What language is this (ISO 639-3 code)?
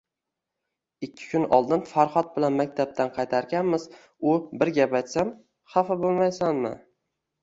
uzb